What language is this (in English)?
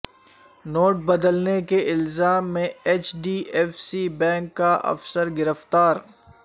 Urdu